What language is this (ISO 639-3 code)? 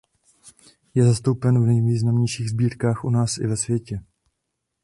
ces